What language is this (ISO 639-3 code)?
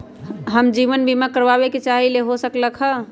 mag